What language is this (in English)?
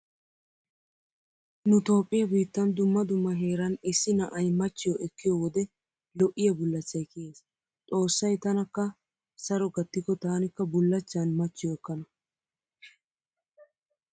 Wolaytta